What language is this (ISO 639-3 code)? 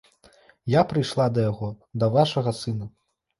bel